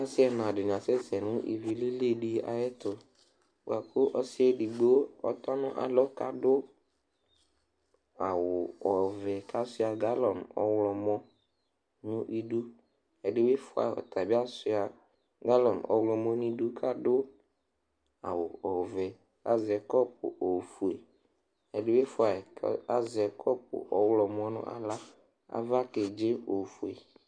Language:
Ikposo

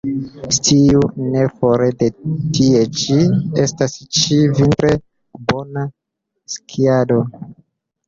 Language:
Esperanto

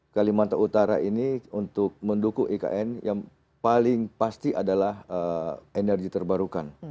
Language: Indonesian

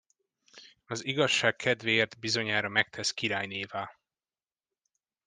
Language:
Hungarian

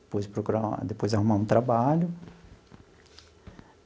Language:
Portuguese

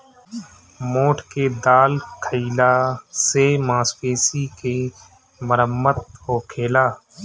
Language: Bhojpuri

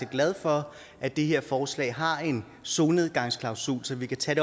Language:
Danish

